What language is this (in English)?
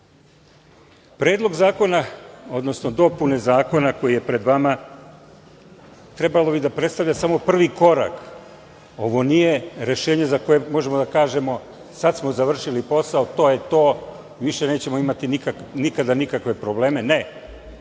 Serbian